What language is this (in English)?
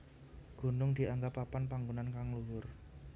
Javanese